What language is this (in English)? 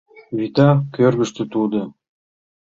Mari